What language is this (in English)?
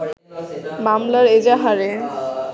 Bangla